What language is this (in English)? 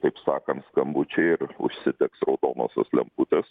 Lithuanian